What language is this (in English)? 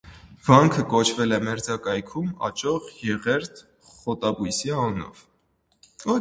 Armenian